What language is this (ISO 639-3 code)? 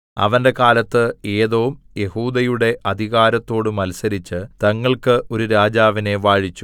mal